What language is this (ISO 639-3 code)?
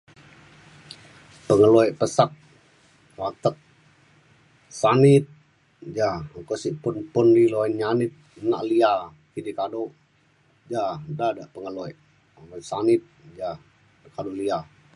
xkl